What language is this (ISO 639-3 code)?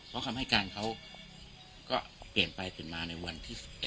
tha